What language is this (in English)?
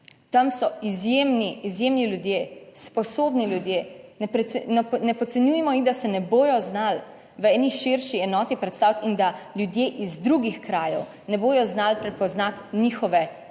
Slovenian